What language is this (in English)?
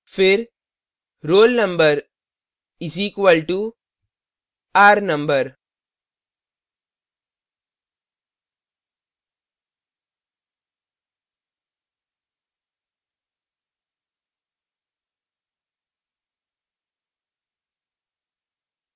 Hindi